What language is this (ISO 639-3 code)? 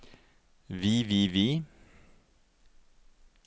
nor